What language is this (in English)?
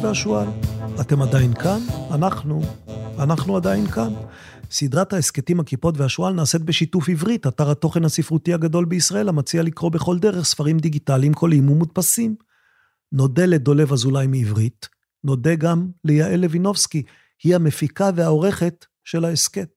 Hebrew